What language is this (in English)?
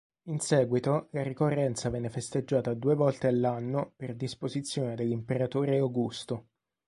Italian